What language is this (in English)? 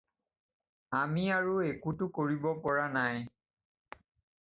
Assamese